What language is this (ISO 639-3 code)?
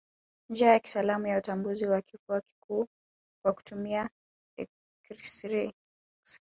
swa